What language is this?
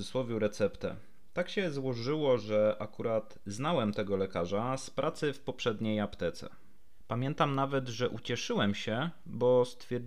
Polish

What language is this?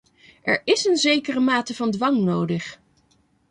Dutch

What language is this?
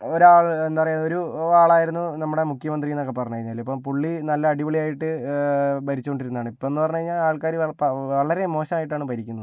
Malayalam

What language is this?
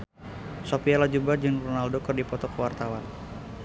Sundanese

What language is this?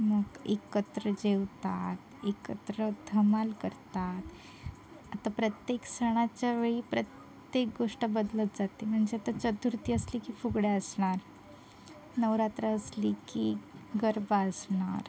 Marathi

